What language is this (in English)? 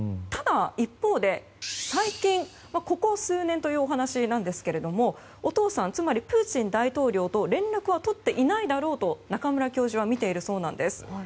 Japanese